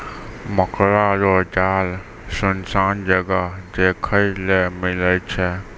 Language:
Maithili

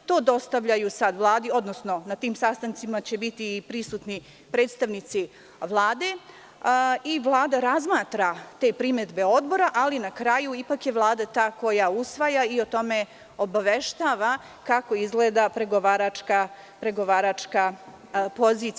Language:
Serbian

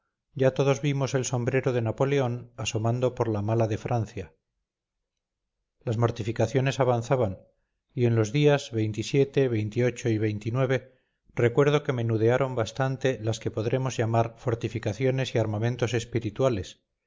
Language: Spanish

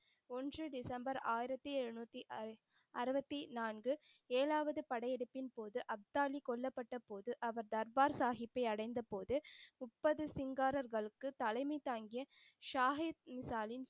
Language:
Tamil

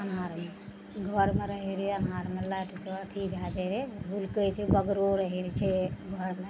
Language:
Maithili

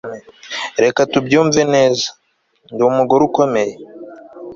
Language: Kinyarwanda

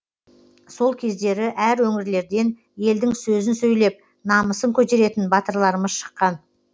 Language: Kazakh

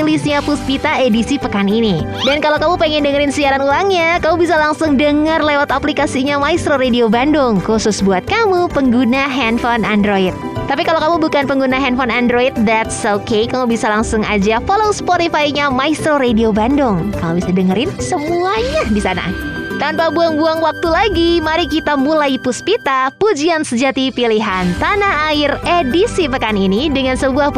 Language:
Indonesian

